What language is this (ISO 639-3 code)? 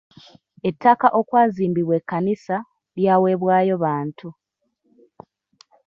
lug